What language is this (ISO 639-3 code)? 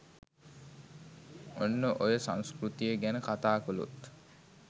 sin